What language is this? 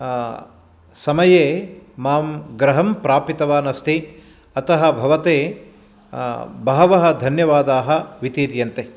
Sanskrit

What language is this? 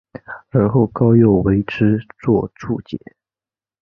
Chinese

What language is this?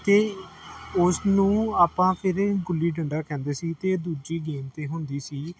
Punjabi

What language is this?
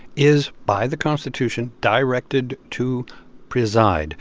English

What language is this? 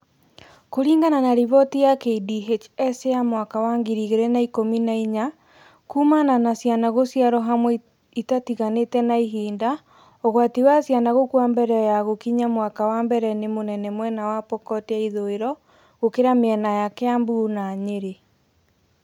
Kikuyu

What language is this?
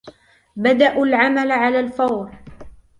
Arabic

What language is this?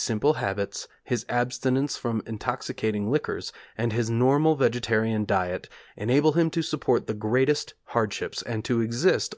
English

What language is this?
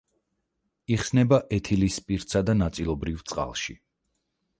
Georgian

